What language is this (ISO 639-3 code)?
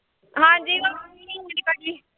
pan